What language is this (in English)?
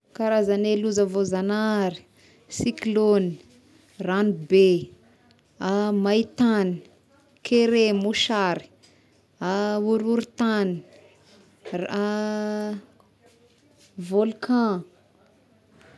Tesaka Malagasy